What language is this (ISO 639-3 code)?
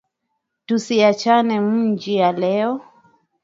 swa